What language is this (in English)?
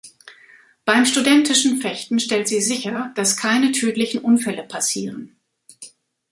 German